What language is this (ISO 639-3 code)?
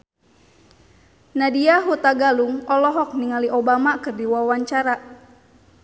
sun